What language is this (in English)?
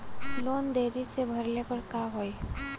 Bhojpuri